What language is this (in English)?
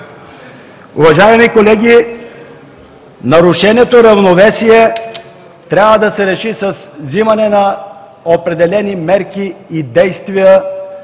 Bulgarian